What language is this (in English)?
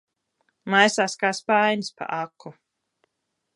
Latvian